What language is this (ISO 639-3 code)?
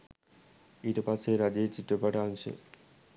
sin